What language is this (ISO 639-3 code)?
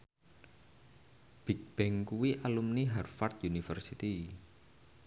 jav